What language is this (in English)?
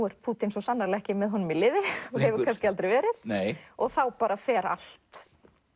Icelandic